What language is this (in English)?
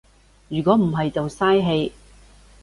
Cantonese